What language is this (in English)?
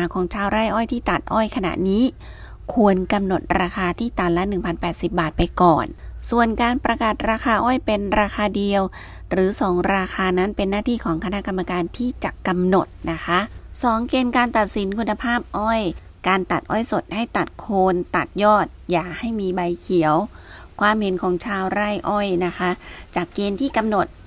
Thai